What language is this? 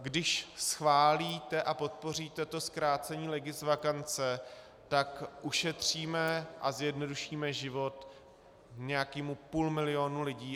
Czech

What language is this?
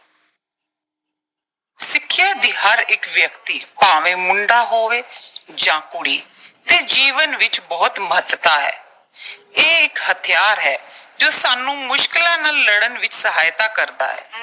Punjabi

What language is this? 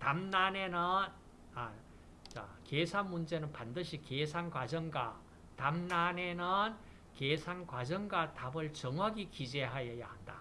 Korean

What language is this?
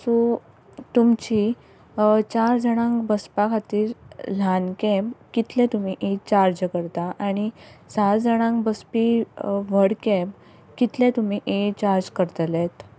Konkani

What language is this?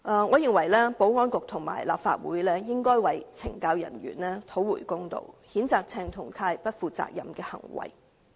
Cantonese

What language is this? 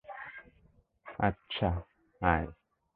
Bangla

